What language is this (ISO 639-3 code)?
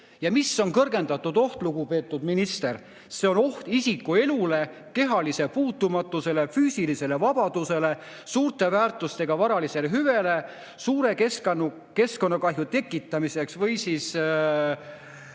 est